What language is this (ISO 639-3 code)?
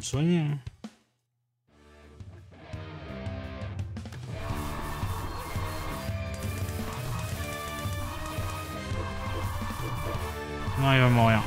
fra